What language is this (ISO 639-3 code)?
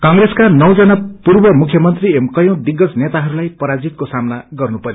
nep